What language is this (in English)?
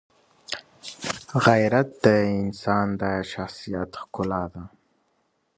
Pashto